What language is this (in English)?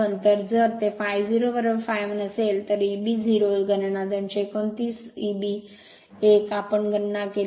Marathi